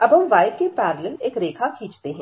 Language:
Hindi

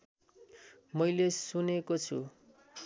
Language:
Nepali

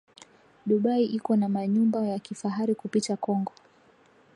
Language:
Swahili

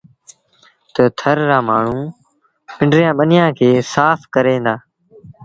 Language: Sindhi Bhil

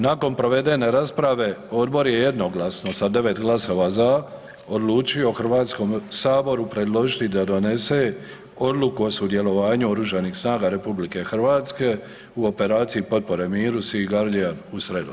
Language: Croatian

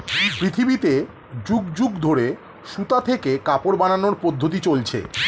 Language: Bangla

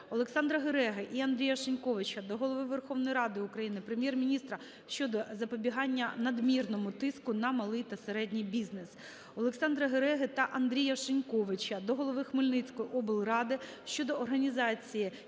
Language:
Ukrainian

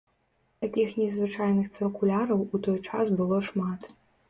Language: Belarusian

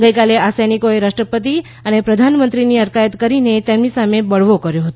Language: Gujarati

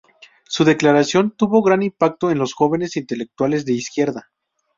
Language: Spanish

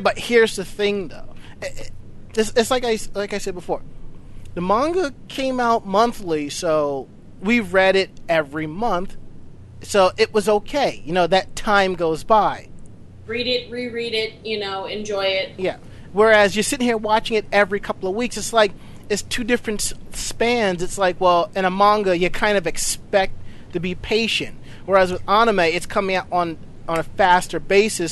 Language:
English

